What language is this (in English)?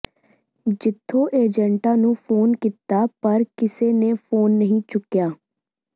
Punjabi